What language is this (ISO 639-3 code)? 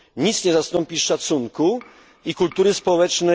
pol